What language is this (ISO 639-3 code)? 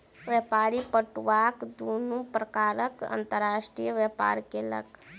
mai